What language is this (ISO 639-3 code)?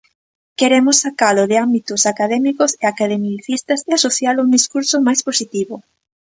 glg